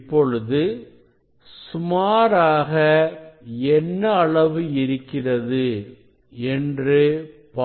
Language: Tamil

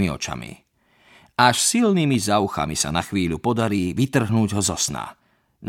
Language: Slovak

